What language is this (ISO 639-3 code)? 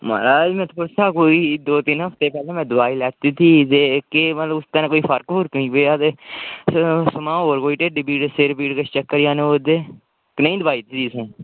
doi